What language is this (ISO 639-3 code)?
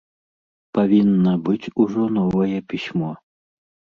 bel